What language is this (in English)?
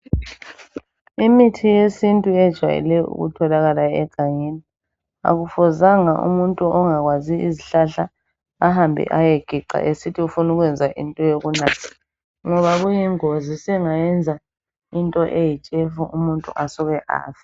North Ndebele